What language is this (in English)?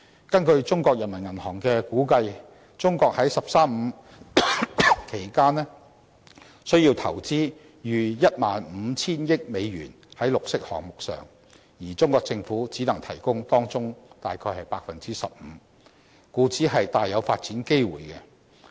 Cantonese